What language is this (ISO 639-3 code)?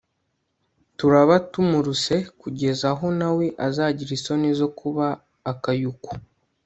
kin